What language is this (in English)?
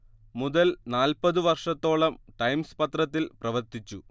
Malayalam